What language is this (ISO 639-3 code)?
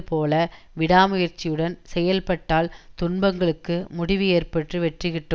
tam